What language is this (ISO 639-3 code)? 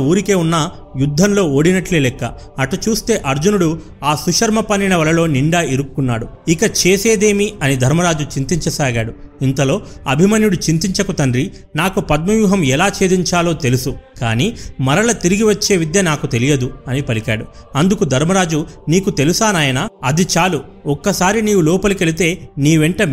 tel